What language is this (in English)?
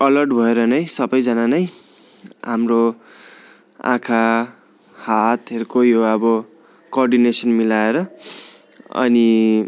Nepali